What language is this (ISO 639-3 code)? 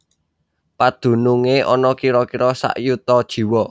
jav